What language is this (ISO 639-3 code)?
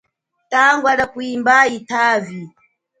cjk